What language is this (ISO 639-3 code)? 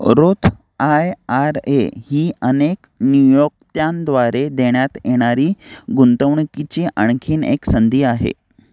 mar